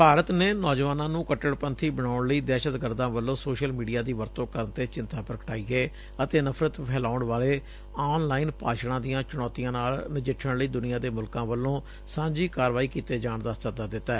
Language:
Punjabi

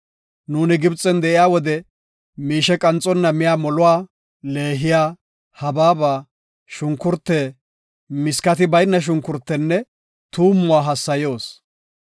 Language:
Gofa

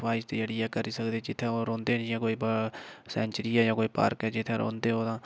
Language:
Dogri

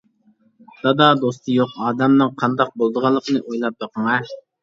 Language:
Uyghur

